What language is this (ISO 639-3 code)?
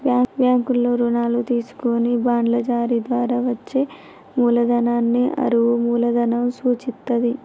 tel